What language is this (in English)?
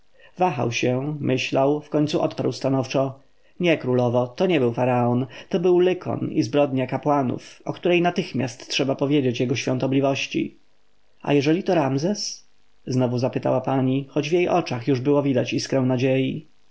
Polish